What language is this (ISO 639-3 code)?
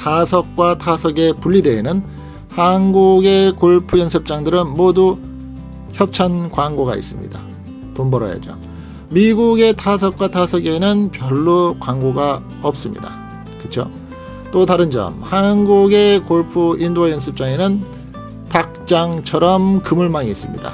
kor